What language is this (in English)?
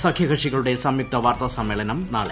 Malayalam